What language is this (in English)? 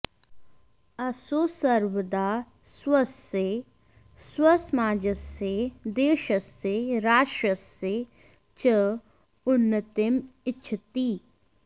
Sanskrit